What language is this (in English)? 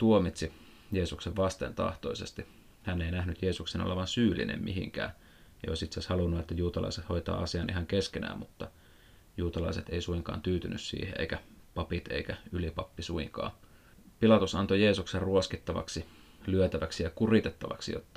Finnish